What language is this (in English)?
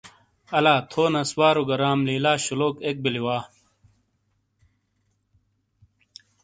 Shina